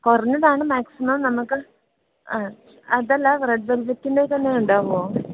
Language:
Malayalam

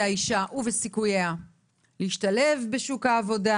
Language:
Hebrew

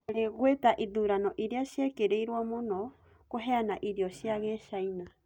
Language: Kikuyu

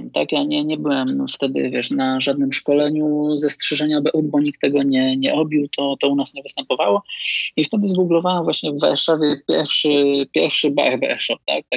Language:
Polish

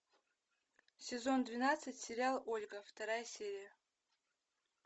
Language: Russian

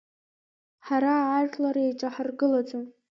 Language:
Abkhazian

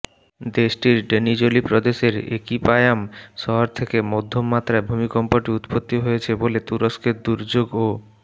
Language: Bangla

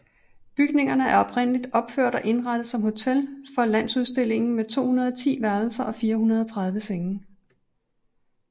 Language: Danish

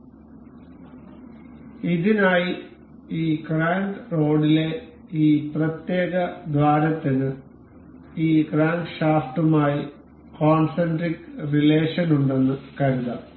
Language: Malayalam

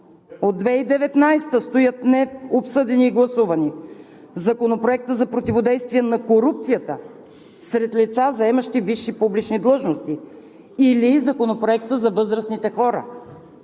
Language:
Bulgarian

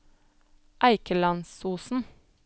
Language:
Norwegian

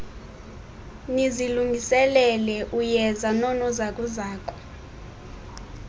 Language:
Xhosa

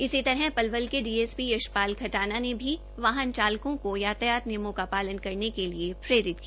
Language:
Hindi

